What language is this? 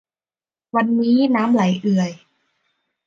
Thai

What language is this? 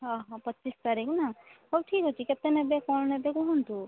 Odia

